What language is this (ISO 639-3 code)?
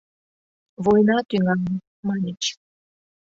chm